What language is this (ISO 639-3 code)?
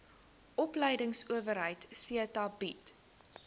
afr